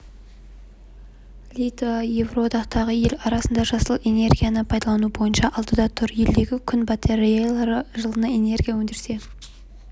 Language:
Kazakh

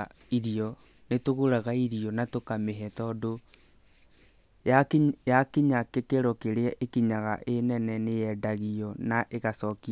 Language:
Kikuyu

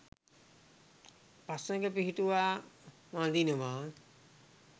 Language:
Sinhala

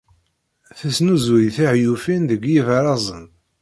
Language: Kabyle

